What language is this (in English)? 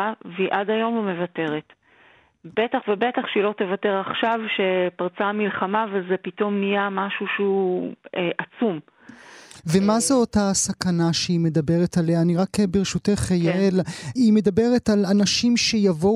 Hebrew